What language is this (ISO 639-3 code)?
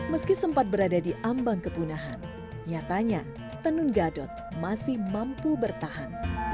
ind